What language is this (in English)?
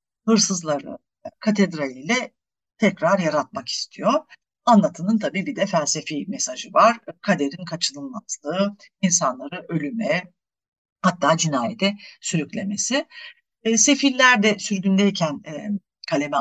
Turkish